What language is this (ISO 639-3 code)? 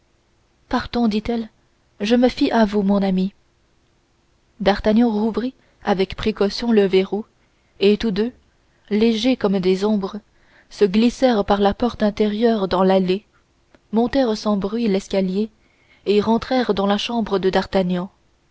fra